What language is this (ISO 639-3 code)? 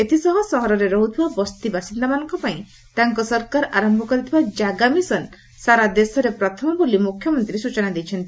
ori